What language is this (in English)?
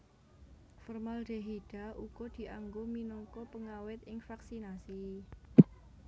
Javanese